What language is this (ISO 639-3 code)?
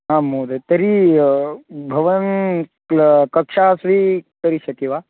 san